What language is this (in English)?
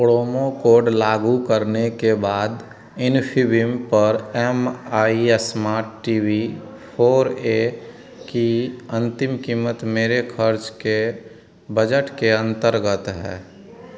Hindi